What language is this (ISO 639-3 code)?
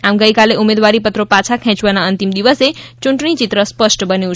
guj